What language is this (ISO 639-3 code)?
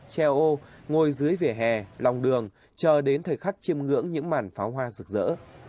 vie